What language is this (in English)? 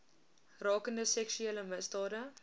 Afrikaans